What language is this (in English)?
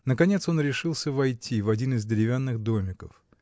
Russian